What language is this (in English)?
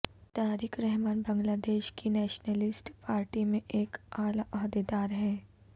Urdu